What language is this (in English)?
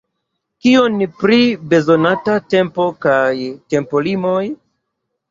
Esperanto